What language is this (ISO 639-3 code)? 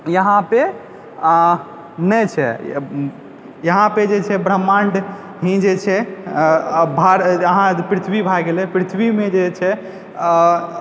mai